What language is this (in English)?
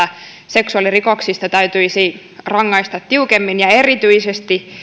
Finnish